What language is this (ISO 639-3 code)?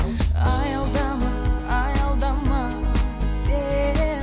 kaz